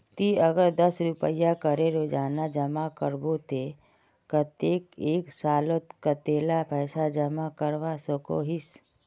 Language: Magahi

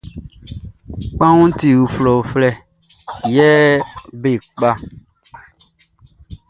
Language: Baoulé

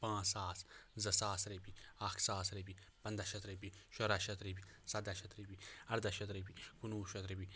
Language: Kashmiri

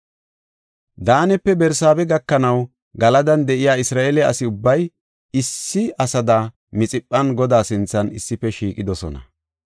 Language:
Gofa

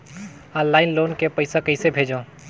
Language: Chhattisgarhi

